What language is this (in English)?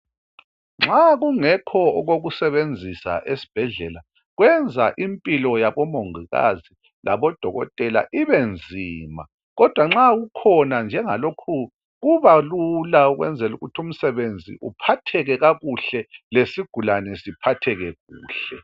North Ndebele